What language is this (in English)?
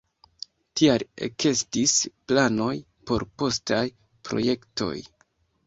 Esperanto